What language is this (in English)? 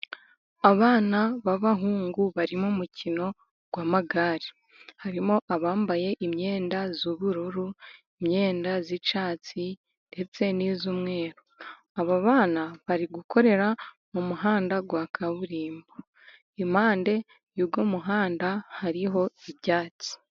Kinyarwanda